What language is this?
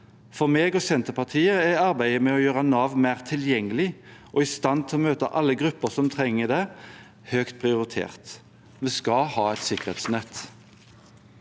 Norwegian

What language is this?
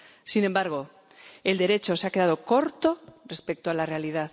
Spanish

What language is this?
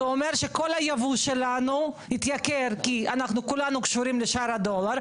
Hebrew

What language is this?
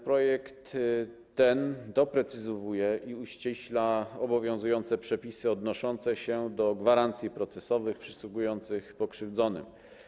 Polish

